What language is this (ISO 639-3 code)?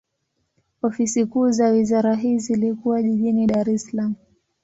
swa